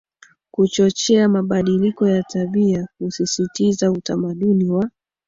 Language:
Swahili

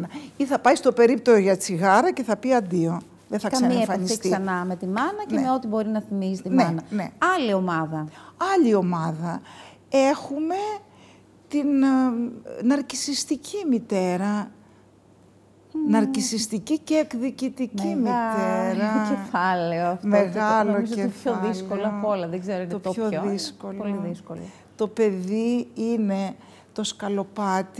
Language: Greek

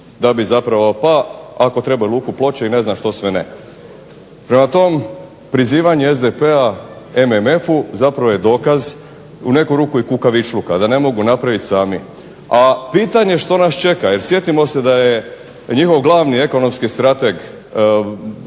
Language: Croatian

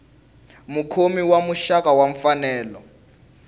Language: Tsonga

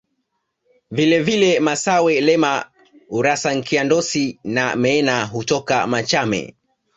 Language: Swahili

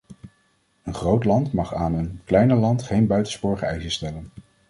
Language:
Dutch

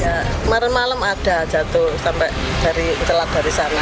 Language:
Indonesian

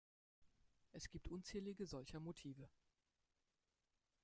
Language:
German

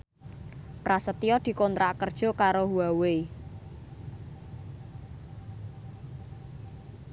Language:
Javanese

